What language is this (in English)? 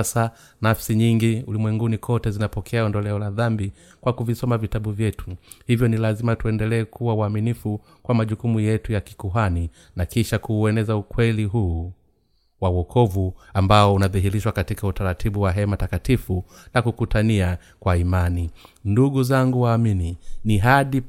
Swahili